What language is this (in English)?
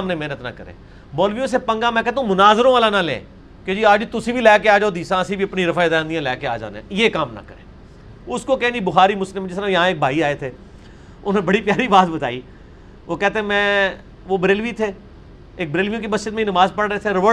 Urdu